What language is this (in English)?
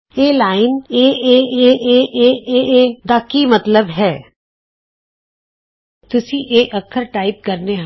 Punjabi